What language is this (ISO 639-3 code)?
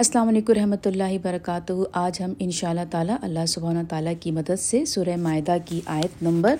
urd